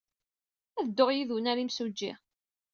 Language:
Kabyle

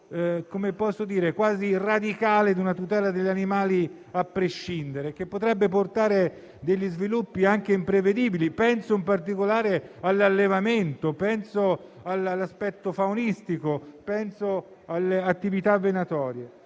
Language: Italian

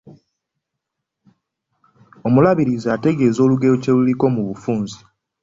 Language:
Ganda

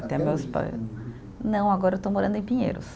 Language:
Portuguese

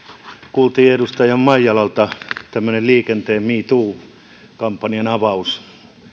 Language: Finnish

